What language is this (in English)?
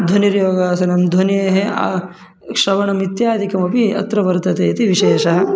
Sanskrit